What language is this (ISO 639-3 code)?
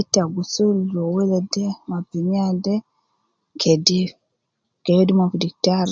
kcn